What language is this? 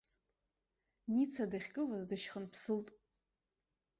Abkhazian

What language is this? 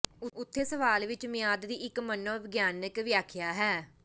Punjabi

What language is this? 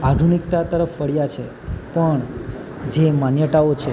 Gujarati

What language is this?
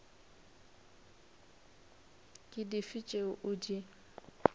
Northern Sotho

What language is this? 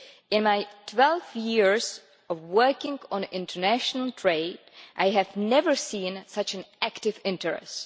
English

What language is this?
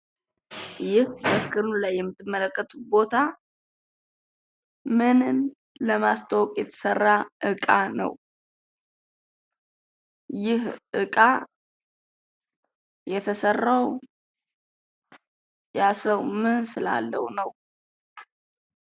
Amharic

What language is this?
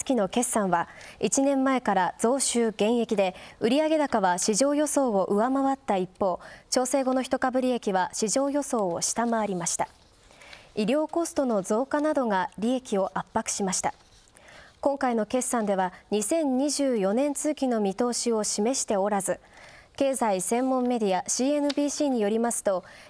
Japanese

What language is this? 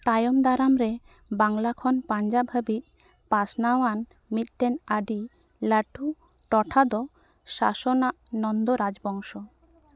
Santali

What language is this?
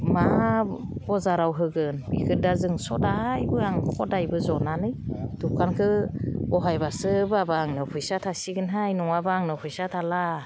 Bodo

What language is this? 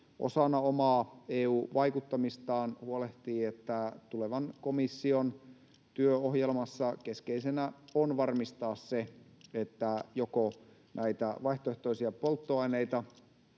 Finnish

